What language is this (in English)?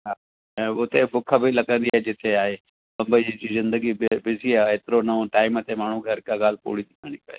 Sindhi